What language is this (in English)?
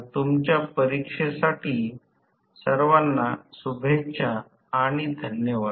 Marathi